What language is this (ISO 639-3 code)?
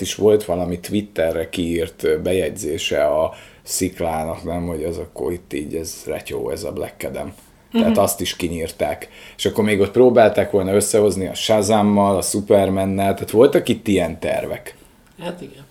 hun